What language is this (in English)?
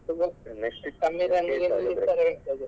Kannada